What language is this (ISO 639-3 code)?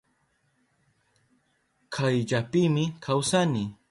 qup